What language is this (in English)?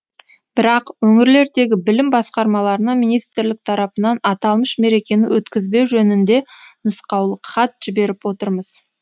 Kazakh